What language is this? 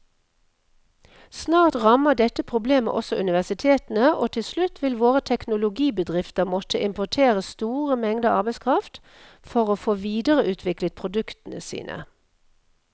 Norwegian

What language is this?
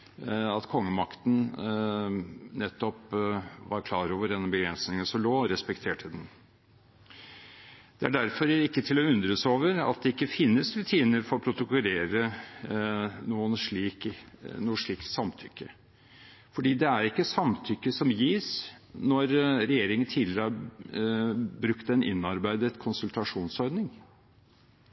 Norwegian Bokmål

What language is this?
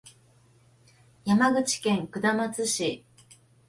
Japanese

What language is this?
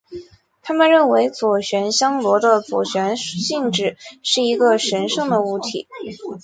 Chinese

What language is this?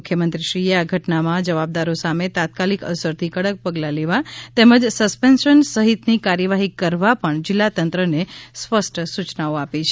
Gujarati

